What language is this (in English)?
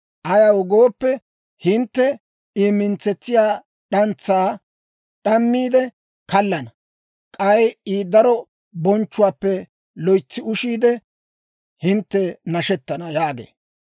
Dawro